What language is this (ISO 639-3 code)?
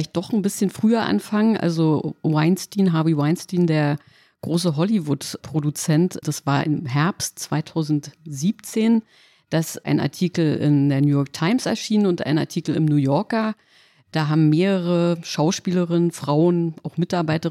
deu